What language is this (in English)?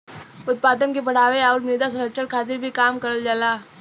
Bhojpuri